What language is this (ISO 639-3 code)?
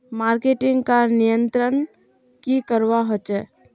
mag